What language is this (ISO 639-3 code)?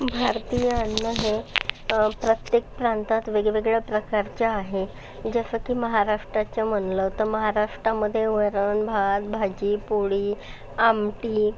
mar